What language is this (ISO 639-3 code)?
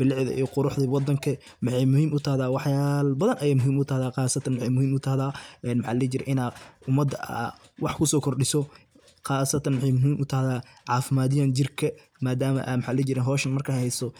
som